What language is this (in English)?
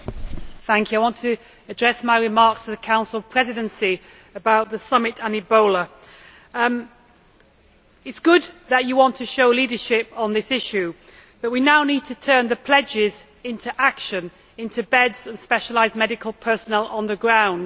English